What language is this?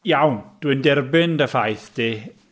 Welsh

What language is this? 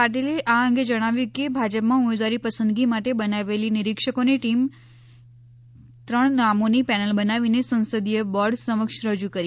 Gujarati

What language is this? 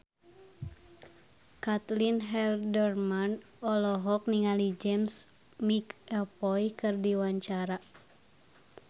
Sundanese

